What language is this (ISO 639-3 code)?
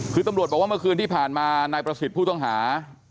tha